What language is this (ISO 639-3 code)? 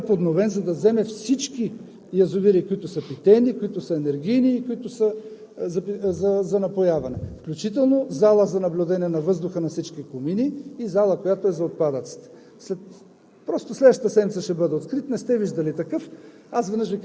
bul